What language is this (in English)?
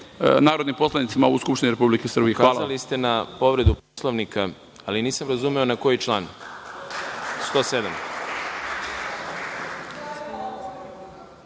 Serbian